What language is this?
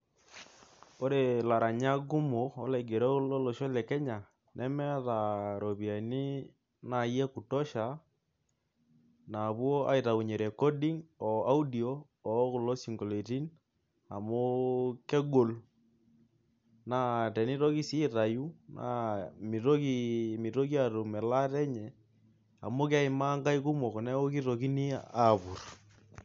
Masai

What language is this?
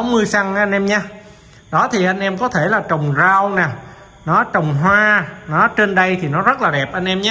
Vietnamese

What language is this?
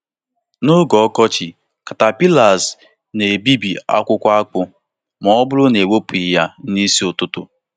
Igbo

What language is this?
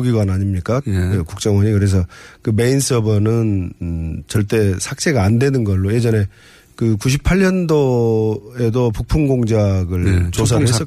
Korean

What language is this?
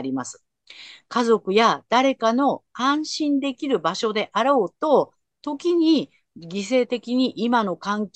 Japanese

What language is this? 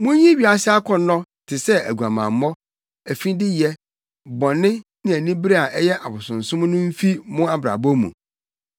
Akan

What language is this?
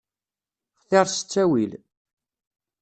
Kabyle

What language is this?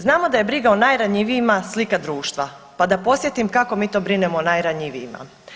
Croatian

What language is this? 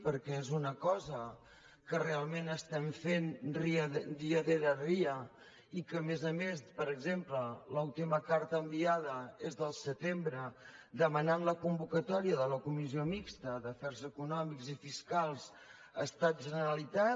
Catalan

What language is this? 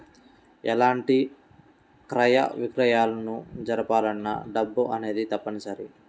Telugu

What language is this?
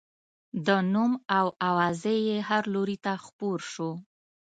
Pashto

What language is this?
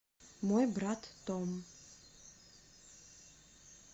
Russian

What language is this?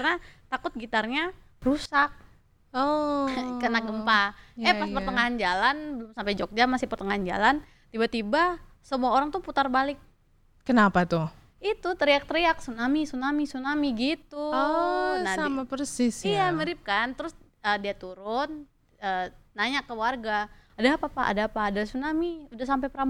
Indonesian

